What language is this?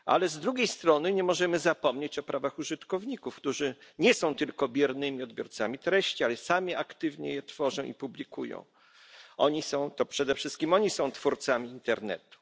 Polish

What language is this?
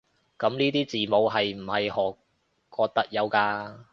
Cantonese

